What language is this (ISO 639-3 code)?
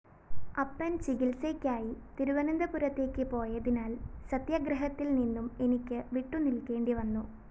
mal